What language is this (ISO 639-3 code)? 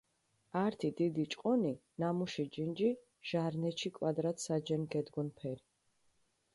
xmf